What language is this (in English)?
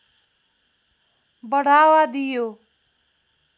Nepali